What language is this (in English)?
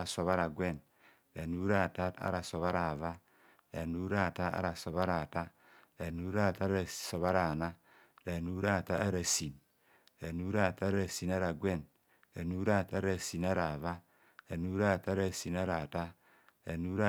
Kohumono